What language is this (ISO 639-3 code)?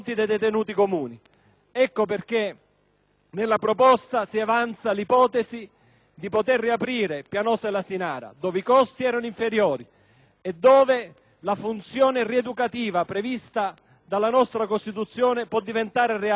ita